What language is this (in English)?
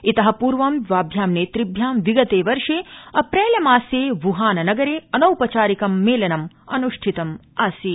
Sanskrit